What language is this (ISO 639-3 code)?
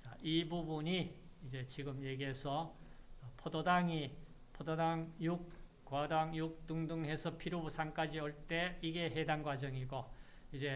kor